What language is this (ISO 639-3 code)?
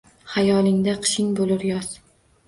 uzb